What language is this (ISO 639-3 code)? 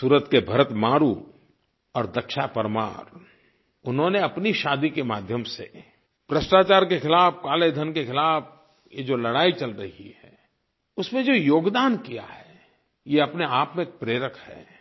hin